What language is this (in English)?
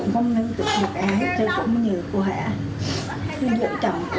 Vietnamese